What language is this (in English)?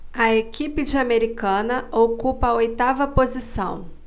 Portuguese